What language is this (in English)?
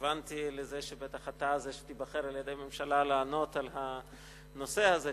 Hebrew